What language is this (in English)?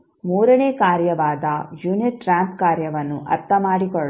Kannada